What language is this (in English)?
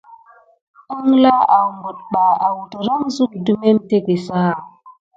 Gidar